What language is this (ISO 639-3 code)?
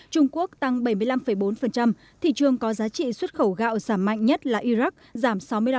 vie